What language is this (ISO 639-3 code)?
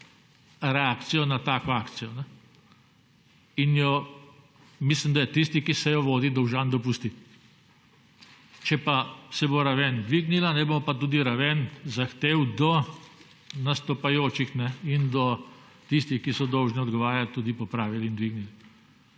slv